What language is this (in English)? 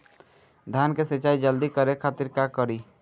Bhojpuri